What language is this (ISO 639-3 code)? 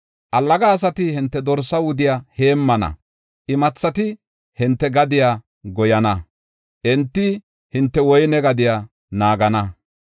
gof